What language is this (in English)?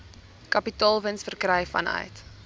Afrikaans